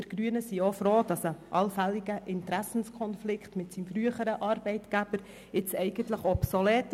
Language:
Swiss German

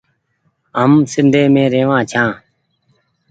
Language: Goaria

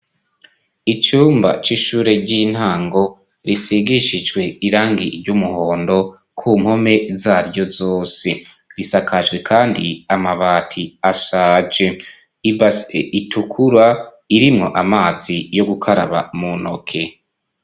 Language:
Rundi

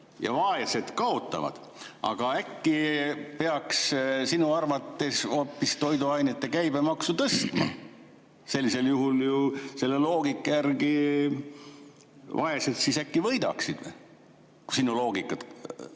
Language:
Estonian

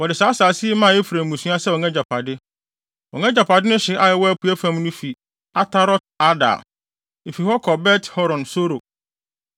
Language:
Akan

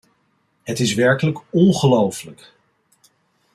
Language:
Dutch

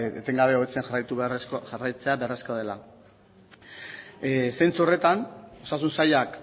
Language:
Basque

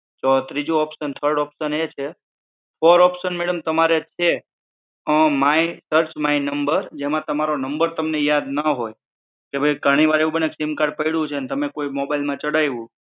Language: Gujarati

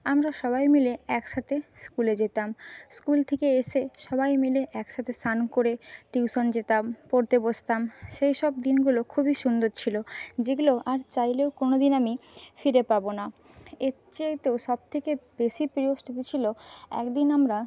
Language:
Bangla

